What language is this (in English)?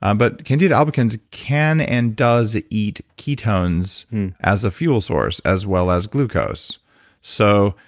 English